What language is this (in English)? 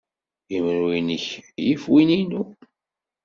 Kabyle